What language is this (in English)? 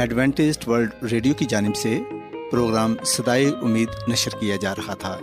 Urdu